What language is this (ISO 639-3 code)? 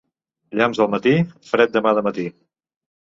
cat